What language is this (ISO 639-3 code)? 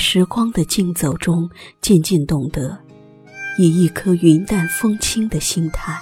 zho